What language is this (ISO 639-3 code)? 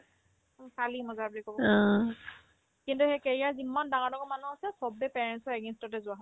asm